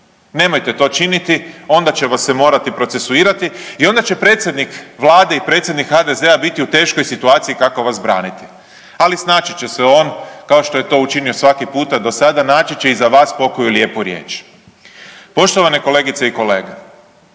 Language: Croatian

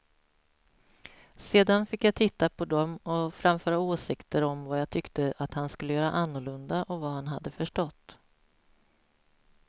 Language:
Swedish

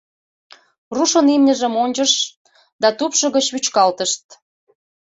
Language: Mari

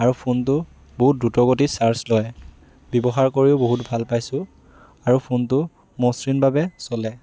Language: Assamese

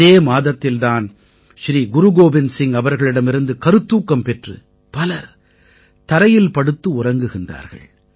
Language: Tamil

